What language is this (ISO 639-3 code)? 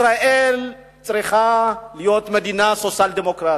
heb